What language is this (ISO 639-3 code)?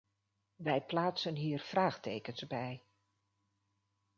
nld